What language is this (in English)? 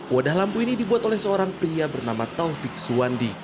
Indonesian